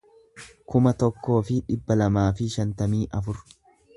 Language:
Oromo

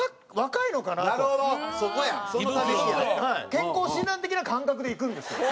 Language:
Japanese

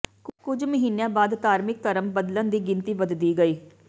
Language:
Punjabi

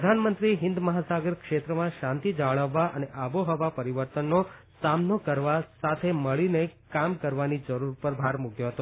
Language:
Gujarati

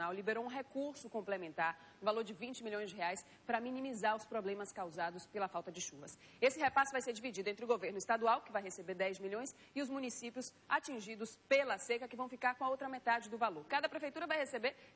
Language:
Portuguese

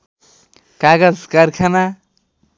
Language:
Nepali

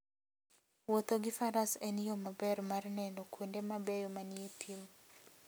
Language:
Luo (Kenya and Tanzania)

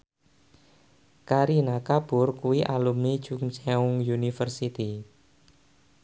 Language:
Javanese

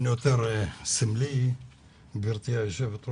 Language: Hebrew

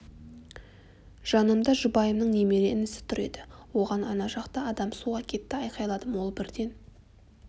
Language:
Kazakh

